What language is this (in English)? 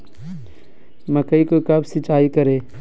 Magahi